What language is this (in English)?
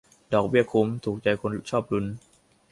Thai